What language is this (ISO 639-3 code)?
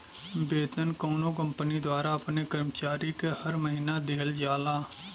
bho